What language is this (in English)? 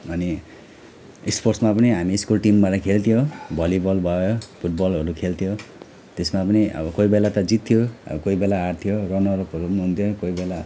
Nepali